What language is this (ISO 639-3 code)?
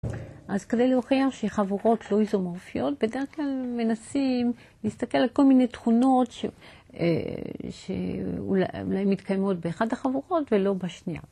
heb